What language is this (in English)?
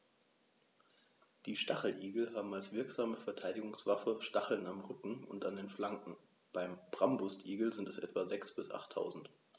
German